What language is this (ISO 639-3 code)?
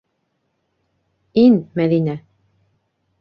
bak